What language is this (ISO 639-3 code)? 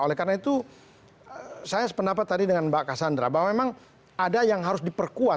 ind